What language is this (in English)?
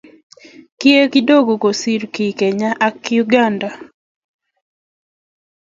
Kalenjin